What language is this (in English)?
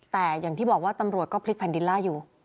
Thai